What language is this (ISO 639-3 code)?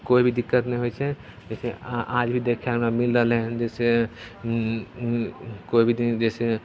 mai